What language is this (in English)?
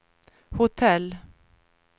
Swedish